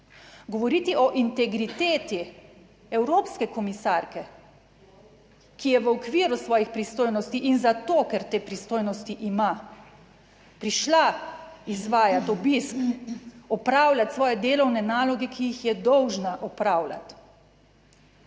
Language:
Slovenian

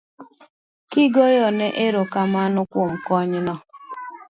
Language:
Luo (Kenya and Tanzania)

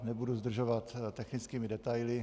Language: Czech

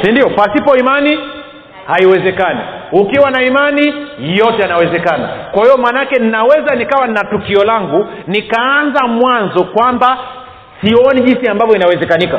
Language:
Swahili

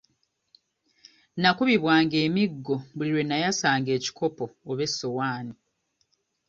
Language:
Ganda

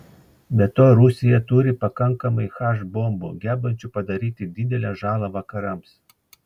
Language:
Lithuanian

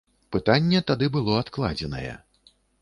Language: Belarusian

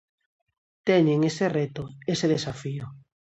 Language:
Galician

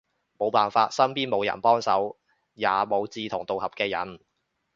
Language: Cantonese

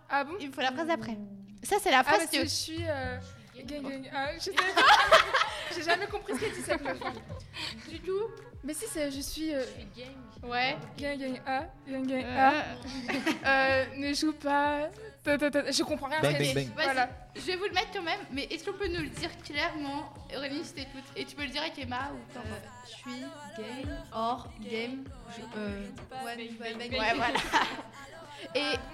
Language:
French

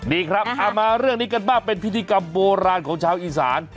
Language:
Thai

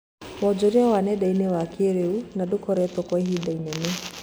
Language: Kikuyu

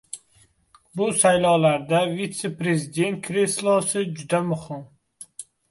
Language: Uzbek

